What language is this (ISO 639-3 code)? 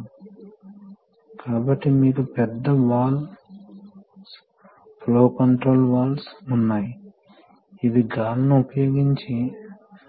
tel